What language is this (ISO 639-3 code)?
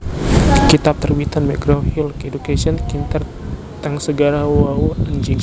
jav